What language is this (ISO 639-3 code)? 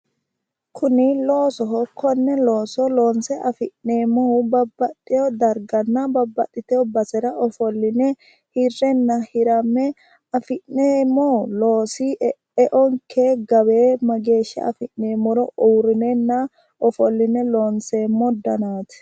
sid